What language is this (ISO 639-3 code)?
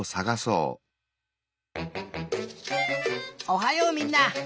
jpn